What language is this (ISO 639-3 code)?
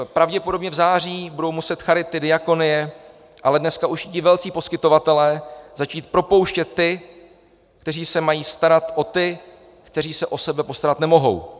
ces